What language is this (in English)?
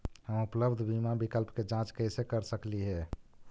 Magahi